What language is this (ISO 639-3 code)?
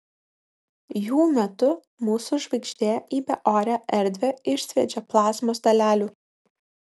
lit